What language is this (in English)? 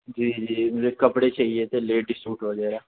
Urdu